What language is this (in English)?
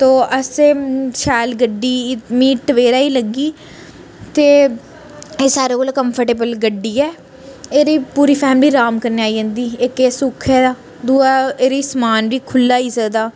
Dogri